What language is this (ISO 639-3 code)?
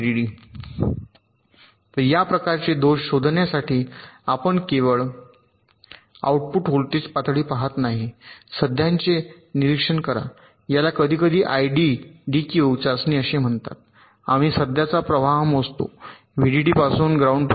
mar